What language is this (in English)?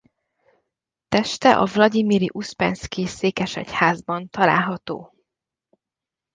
Hungarian